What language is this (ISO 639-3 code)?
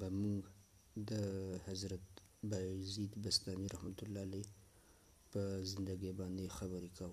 urd